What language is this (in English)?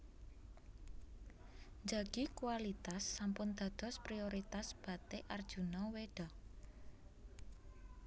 Javanese